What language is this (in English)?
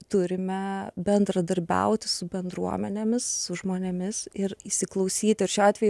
Lithuanian